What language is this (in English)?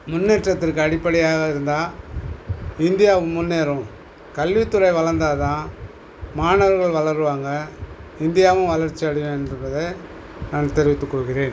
Tamil